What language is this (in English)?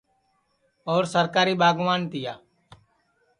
Sansi